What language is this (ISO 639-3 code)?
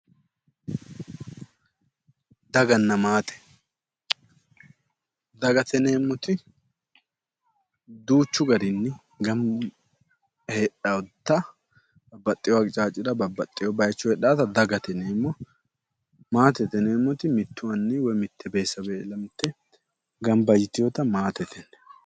sid